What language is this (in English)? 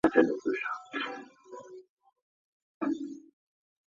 Chinese